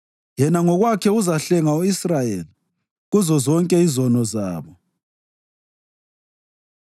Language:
North Ndebele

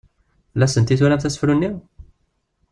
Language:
Kabyle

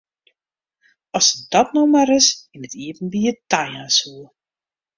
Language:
Western Frisian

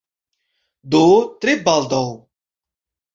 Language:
Esperanto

